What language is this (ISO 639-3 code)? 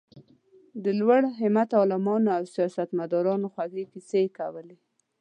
pus